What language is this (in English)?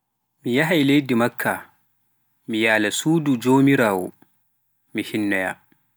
Pular